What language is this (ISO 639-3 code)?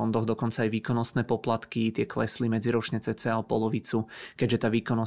ces